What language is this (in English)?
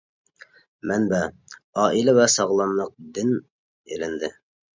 Uyghur